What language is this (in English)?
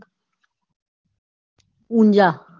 Gujarati